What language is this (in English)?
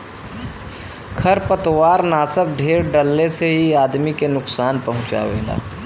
Bhojpuri